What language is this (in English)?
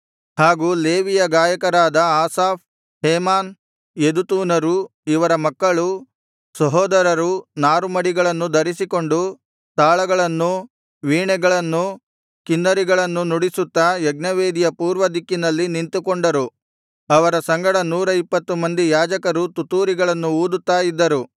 Kannada